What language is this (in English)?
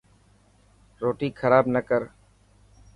Dhatki